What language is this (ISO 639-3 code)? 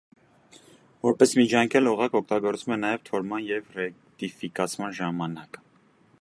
hye